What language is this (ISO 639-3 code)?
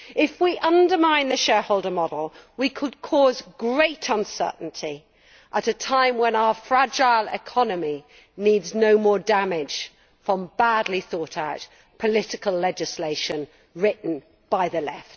eng